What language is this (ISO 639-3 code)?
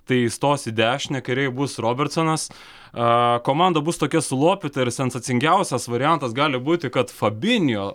lit